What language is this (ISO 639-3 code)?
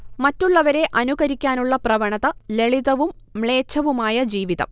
mal